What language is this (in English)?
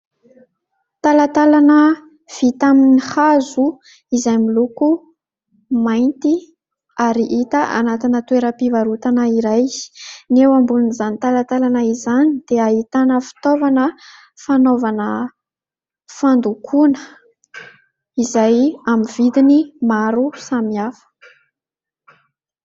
Malagasy